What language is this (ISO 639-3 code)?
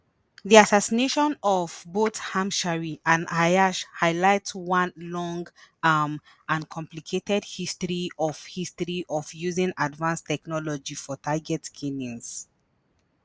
pcm